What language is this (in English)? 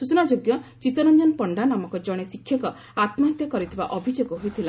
Odia